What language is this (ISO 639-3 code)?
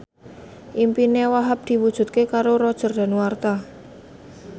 jav